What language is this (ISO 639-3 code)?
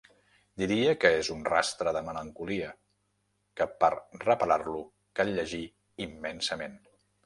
cat